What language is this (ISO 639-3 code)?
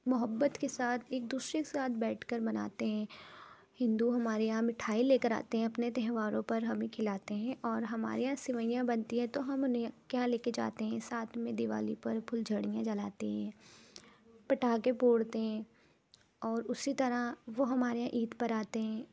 urd